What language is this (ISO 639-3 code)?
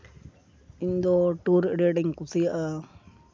sat